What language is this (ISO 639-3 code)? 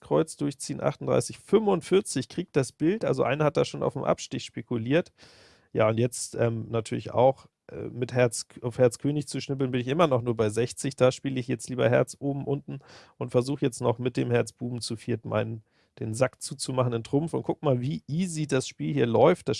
deu